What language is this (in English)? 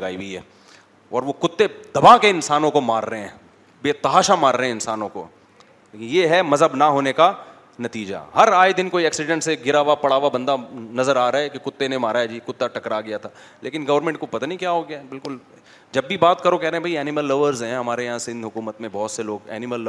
Urdu